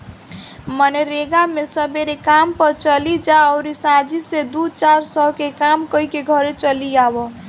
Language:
Bhojpuri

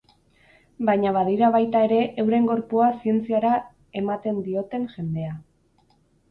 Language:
Basque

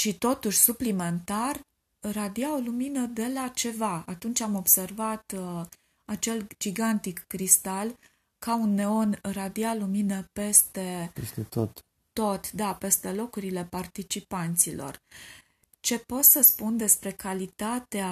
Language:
Romanian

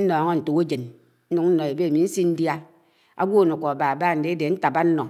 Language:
Anaang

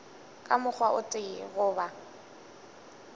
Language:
Northern Sotho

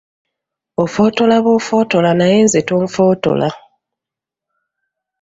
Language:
Ganda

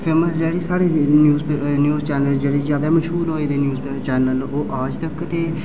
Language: Dogri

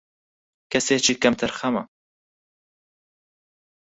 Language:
Central Kurdish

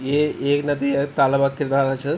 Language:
Garhwali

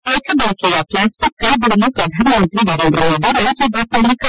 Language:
Kannada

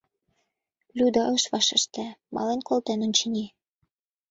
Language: Mari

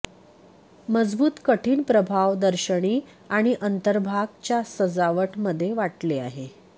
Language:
Marathi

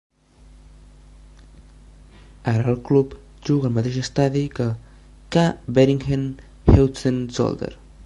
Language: Catalan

